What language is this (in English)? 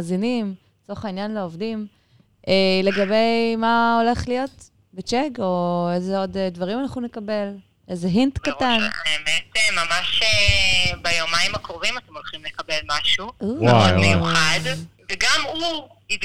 Hebrew